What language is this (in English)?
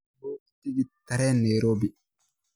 Somali